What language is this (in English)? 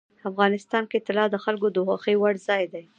Pashto